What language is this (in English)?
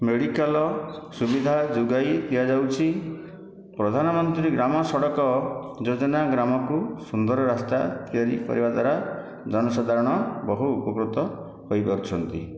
Odia